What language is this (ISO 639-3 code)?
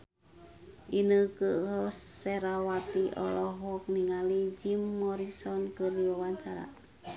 sun